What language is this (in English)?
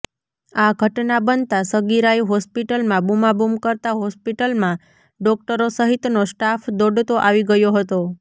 Gujarati